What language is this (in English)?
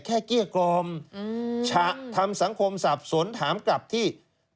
Thai